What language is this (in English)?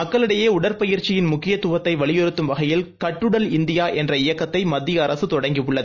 Tamil